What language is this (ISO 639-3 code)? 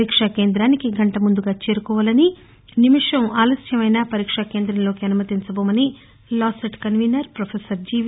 tel